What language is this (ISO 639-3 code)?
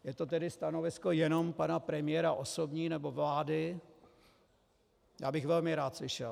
ces